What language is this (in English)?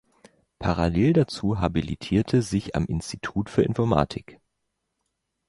German